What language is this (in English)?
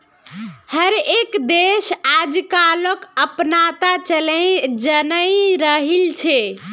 Magahi